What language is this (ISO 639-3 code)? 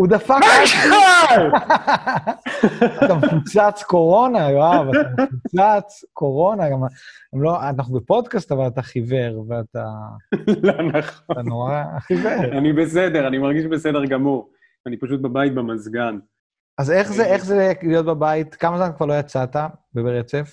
heb